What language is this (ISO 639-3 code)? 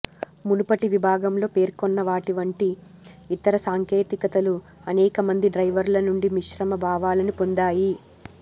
tel